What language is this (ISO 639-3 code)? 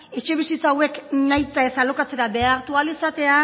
eus